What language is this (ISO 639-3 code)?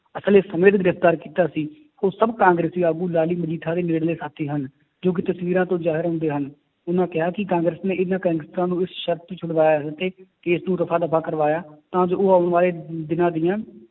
pan